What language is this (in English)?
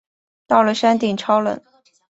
Chinese